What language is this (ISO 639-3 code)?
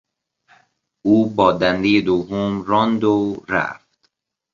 fas